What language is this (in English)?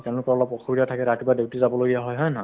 Assamese